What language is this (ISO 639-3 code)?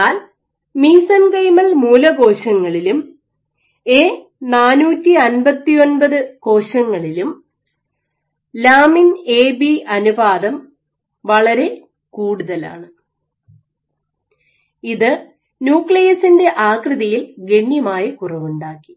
mal